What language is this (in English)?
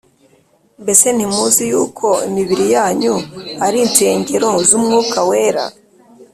Kinyarwanda